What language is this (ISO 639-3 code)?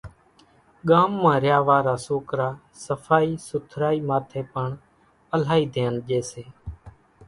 gjk